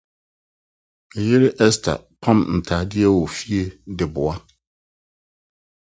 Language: Akan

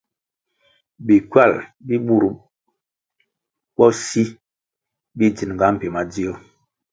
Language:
Kwasio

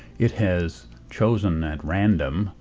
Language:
English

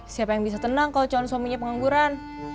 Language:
Indonesian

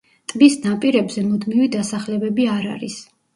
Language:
Georgian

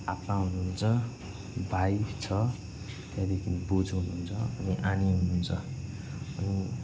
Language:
Nepali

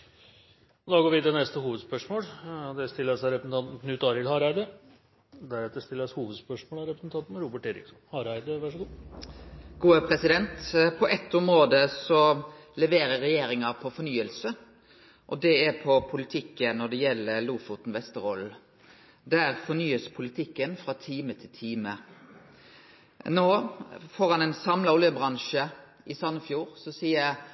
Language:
Norwegian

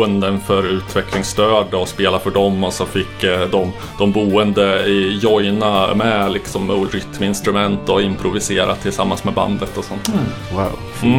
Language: Swedish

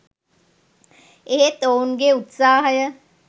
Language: Sinhala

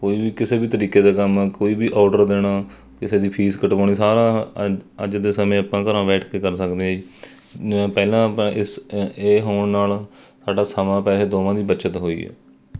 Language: Punjabi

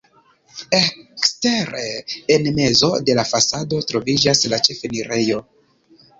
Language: Esperanto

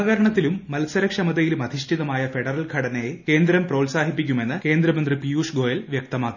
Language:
Malayalam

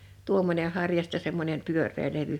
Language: Finnish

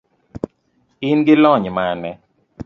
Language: Luo (Kenya and Tanzania)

